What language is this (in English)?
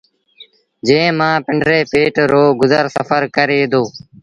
Sindhi Bhil